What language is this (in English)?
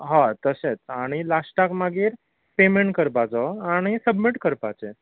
Konkani